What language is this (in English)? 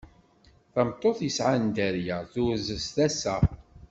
Kabyle